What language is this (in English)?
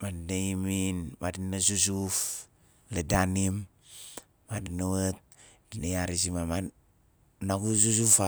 Nalik